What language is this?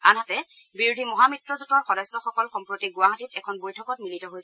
Assamese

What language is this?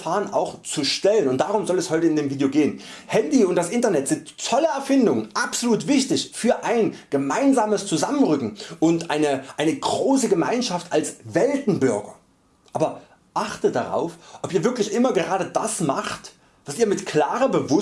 German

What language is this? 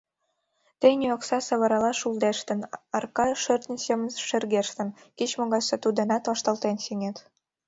Mari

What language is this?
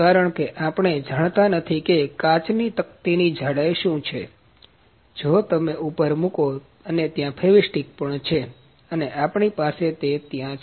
Gujarati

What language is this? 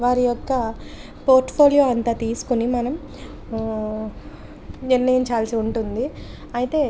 Telugu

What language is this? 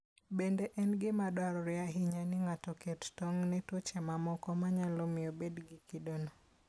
Luo (Kenya and Tanzania)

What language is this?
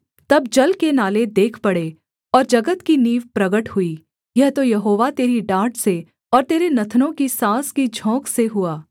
Hindi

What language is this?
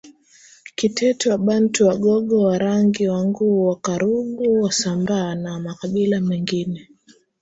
Swahili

